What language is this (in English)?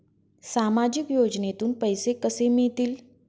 Marathi